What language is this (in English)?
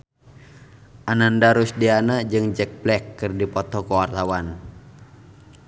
Sundanese